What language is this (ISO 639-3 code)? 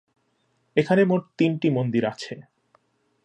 ben